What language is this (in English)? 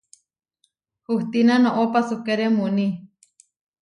Huarijio